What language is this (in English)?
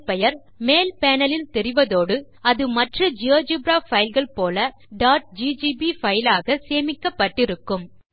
Tamil